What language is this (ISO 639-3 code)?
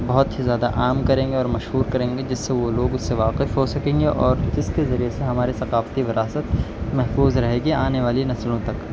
urd